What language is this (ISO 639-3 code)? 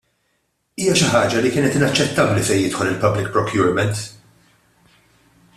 mlt